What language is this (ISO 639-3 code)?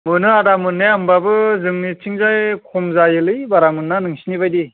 brx